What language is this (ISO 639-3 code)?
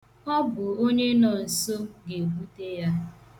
ibo